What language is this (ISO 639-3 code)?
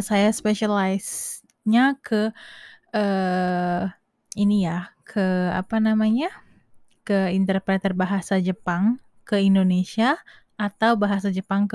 ind